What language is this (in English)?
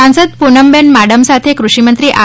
Gujarati